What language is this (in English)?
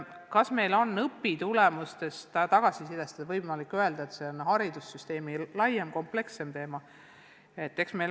Estonian